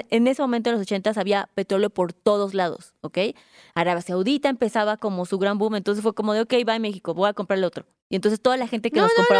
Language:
Spanish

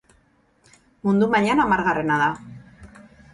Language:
Basque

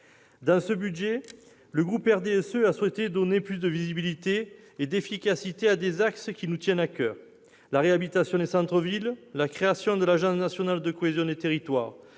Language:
French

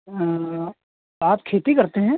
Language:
Hindi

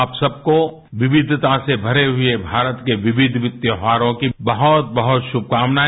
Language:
Hindi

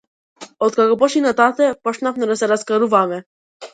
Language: Macedonian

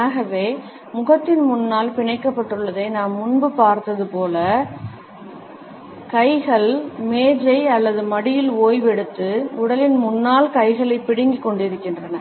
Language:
Tamil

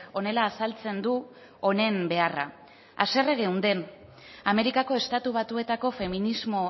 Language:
Basque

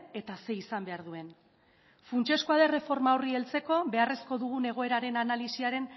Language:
Basque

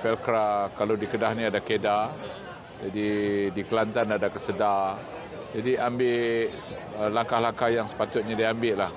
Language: Malay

